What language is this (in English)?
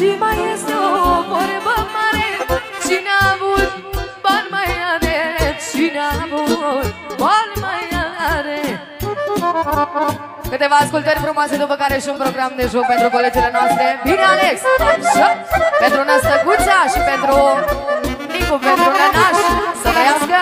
Romanian